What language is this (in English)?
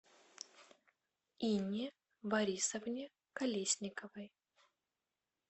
Russian